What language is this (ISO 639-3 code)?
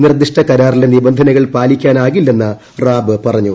mal